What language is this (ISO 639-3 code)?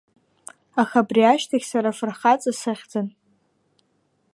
abk